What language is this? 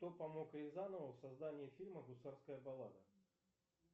Russian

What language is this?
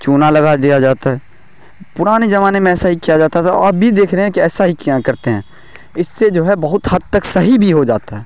Urdu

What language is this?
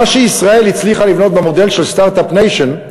Hebrew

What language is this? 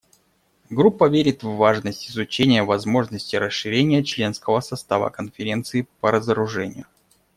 Russian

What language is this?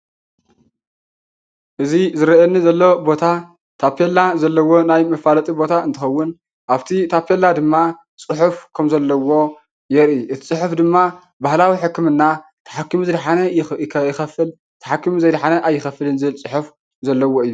Tigrinya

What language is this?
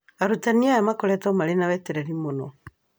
Kikuyu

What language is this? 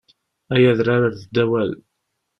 Kabyle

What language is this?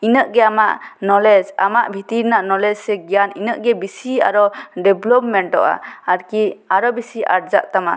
Santali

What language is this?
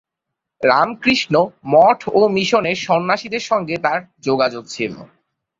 Bangla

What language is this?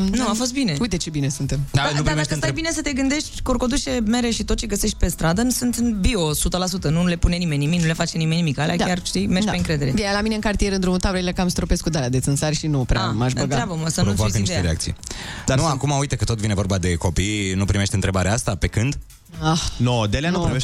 Romanian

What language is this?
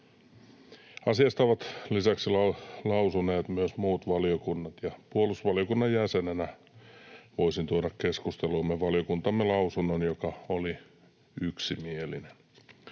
Finnish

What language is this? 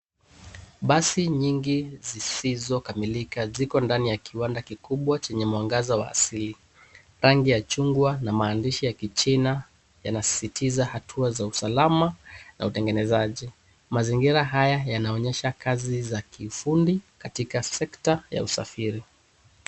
Swahili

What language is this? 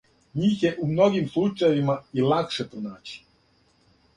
Serbian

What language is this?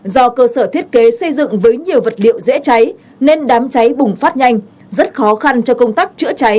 Vietnamese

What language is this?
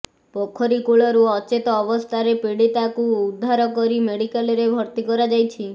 Odia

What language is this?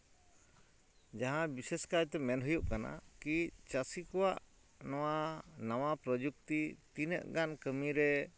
Santali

